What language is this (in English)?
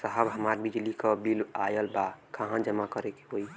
Bhojpuri